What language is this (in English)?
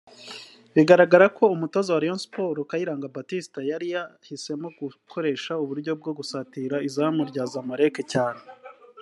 Kinyarwanda